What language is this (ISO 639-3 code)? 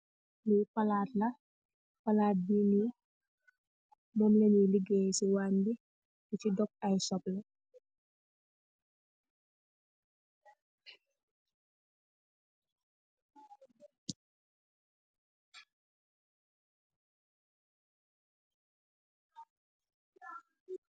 wol